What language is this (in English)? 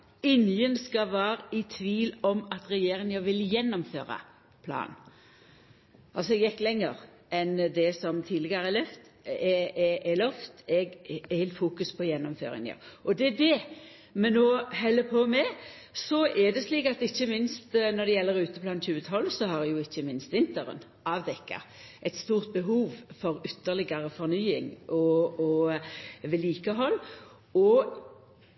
Norwegian Nynorsk